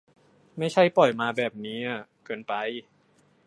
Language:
Thai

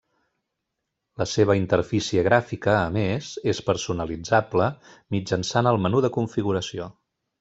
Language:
Catalan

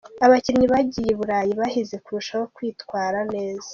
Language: Kinyarwanda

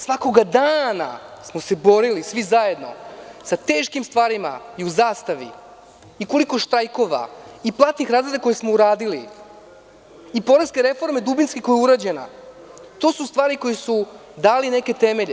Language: Serbian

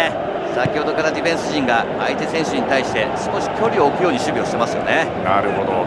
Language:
Japanese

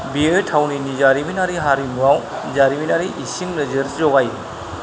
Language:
Bodo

